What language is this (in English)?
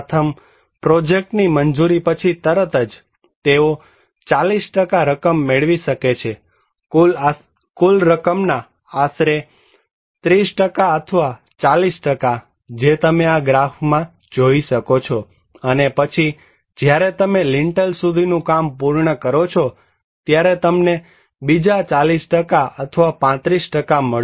Gujarati